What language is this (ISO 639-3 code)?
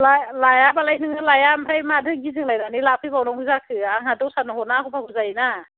brx